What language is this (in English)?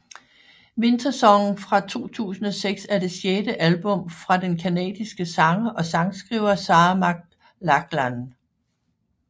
Danish